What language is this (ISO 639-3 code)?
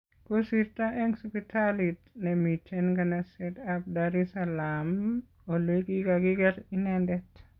kln